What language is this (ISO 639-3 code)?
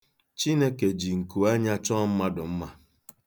ibo